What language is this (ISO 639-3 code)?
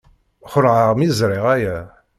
kab